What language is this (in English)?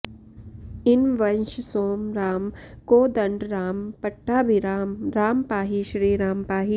Sanskrit